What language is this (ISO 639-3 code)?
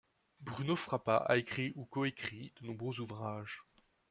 fra